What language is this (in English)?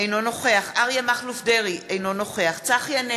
Hebrew